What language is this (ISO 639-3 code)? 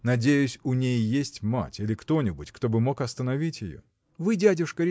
rus